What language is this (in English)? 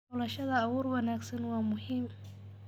Somali